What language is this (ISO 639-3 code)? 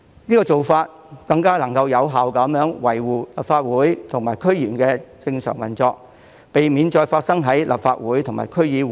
yue